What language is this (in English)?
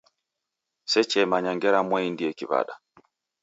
Taita